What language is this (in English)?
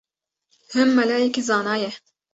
Kurdish